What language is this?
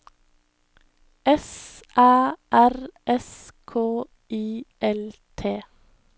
Norwegian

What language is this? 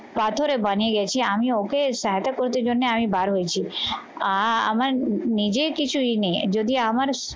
Bangla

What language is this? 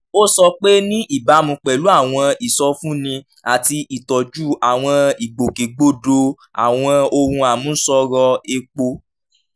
Yoruba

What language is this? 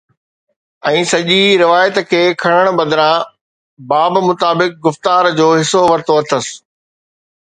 Sindhi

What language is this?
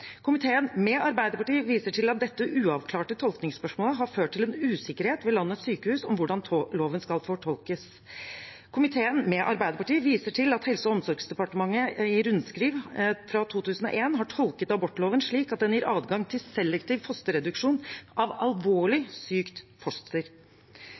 Norwegian Bokmål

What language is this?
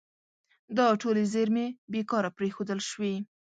Pashto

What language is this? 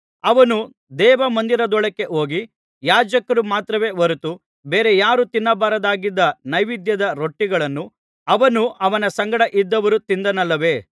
Kannada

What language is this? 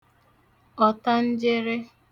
Igbo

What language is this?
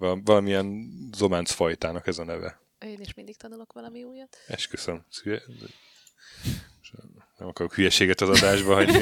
Hungarian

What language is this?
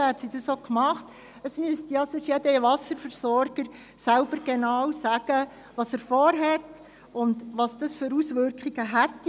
Swiss German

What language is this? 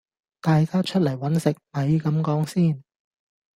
Cantonese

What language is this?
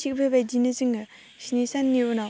Bodo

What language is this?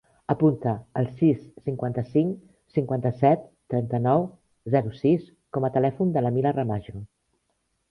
Catalan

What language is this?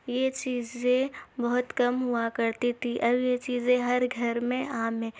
Urdu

